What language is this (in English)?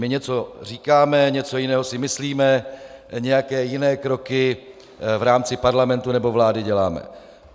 Czech